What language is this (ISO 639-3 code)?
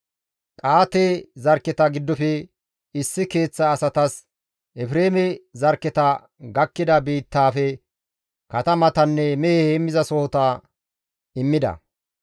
gmv